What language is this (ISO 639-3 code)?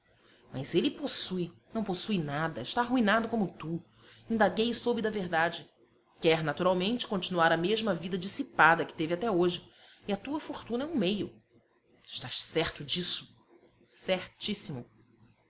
por